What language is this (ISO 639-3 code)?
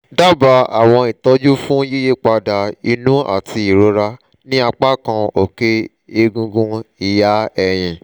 yor